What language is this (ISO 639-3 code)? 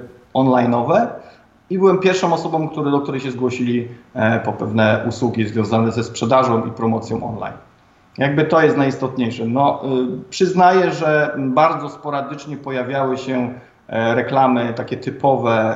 pol